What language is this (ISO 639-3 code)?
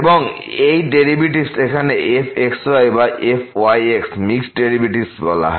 ben